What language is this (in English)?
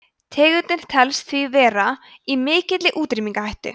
Icelandic